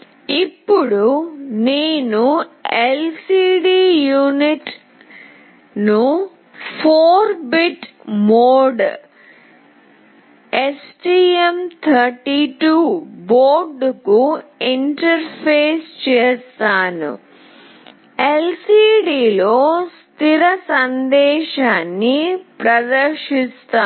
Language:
Telugu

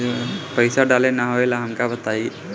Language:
Bhojpuri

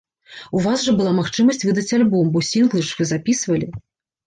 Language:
Belarusian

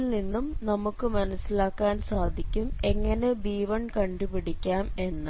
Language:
Malayalam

